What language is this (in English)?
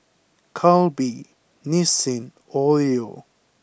English